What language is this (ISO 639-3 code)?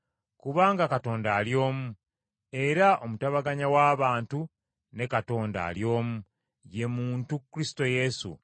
lug